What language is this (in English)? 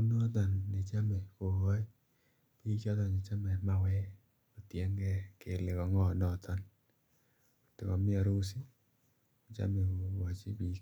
Kalenjin